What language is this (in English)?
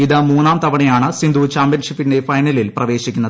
Malayalam